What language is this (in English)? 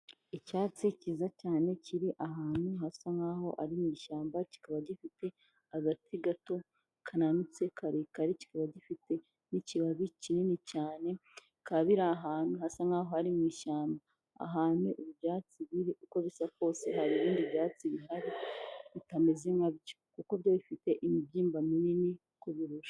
Kinyarwanda